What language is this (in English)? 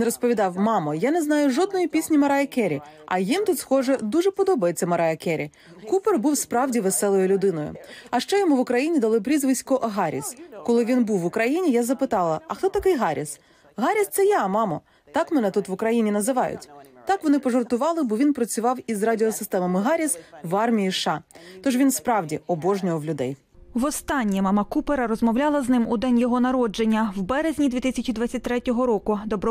Ukrainian